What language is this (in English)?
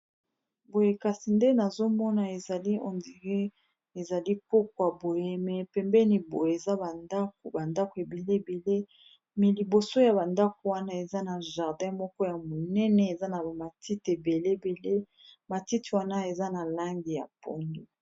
Lingala